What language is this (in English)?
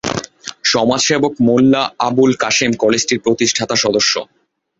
Bangla